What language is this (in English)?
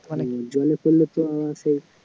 Bangla